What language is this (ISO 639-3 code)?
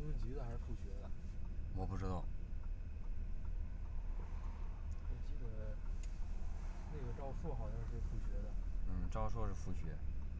zho